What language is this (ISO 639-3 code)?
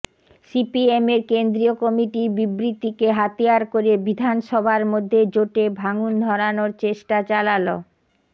ben